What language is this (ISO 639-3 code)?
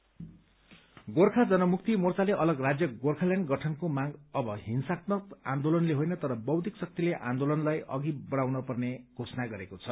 nep